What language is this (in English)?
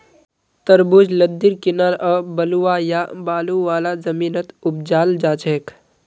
Magahi